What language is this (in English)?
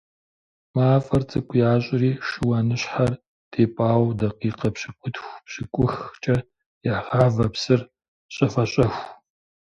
Kabardian